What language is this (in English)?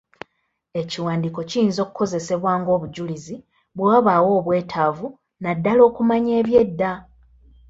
Ganda